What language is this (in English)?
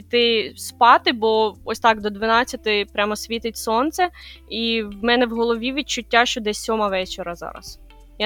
Ukrainian